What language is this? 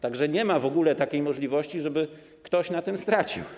Polish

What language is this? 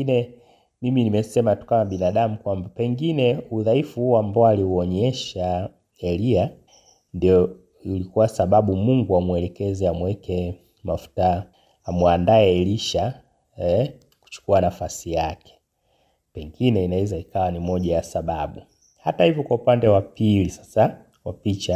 Swahili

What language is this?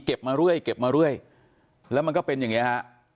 Thai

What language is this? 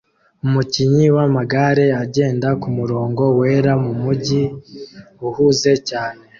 Kinyarwanda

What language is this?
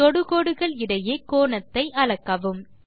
Tamil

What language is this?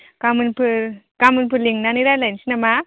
Bodo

